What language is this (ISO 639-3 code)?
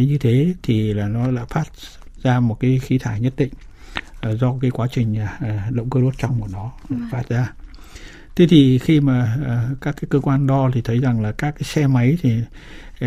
vie